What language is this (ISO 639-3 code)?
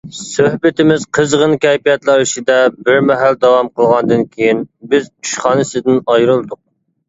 uig